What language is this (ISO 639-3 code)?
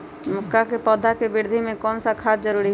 mag